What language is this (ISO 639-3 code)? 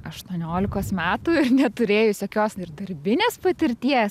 lit